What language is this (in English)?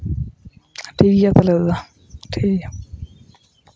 Santali